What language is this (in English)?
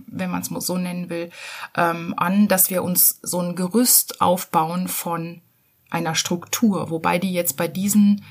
German